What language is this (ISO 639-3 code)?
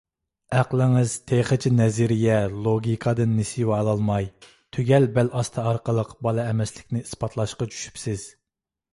uig